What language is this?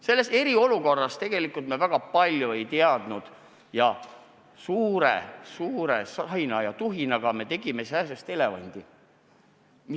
Estonian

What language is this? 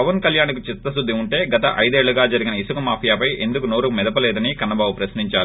Telugu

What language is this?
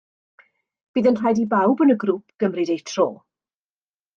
Welsh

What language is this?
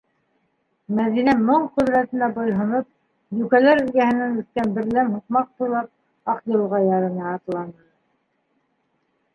Bashkir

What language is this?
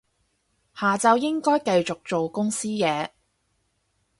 Cantonese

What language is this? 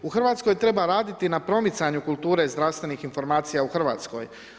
Croatian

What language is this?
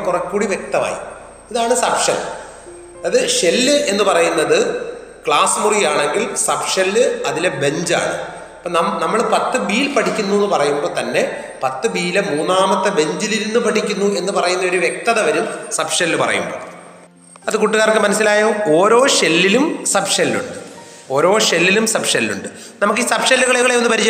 Malayalam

